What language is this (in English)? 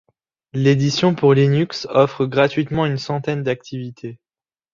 French